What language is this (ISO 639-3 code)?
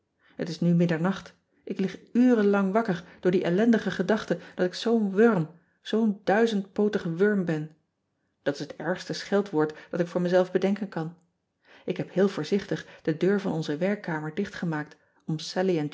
nld